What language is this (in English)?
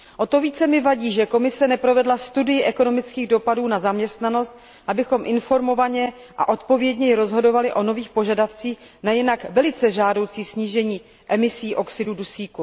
Czech